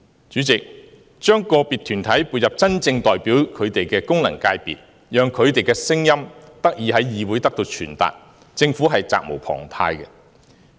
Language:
Cantonese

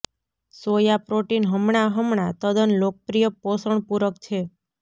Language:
Gujarati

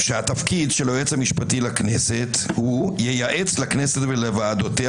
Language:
Hebrew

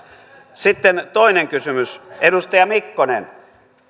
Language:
Finnish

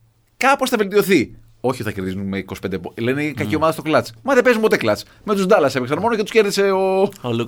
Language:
Greek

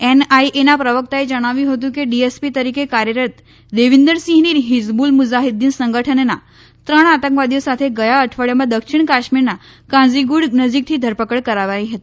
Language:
Gujarati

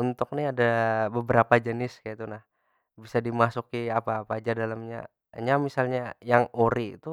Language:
Banjar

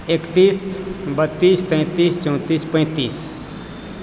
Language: Maithili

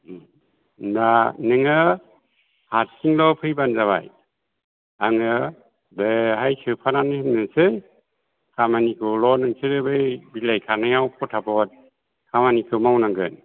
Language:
Bodo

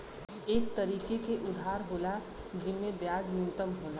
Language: Bhojpuri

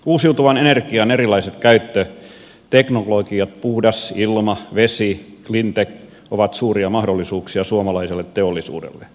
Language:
Finnish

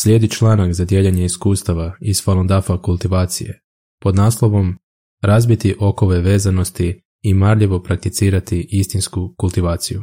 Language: Croatian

